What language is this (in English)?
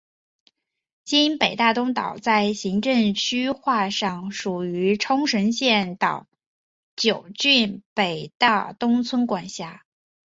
Chinese